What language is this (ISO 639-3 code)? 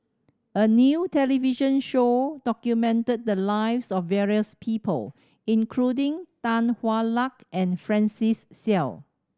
eng